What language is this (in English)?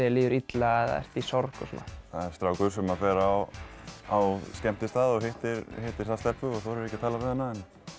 Icelandic